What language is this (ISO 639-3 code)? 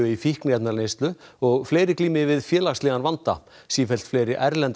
isl